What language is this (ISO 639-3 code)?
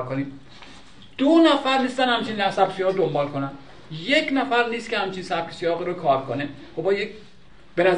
fas